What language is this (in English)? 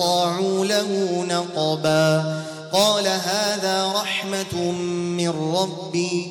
Arabic